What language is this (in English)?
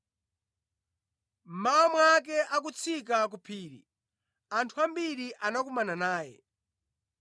Nyanja